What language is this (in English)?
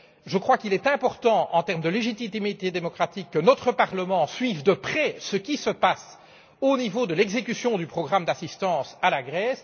French